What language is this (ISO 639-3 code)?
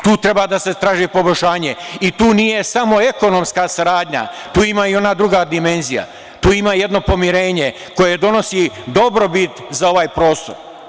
srp